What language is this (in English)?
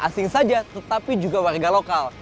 Indonesian